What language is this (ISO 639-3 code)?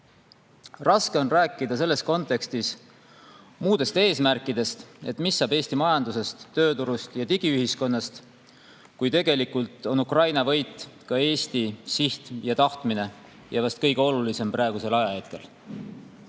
est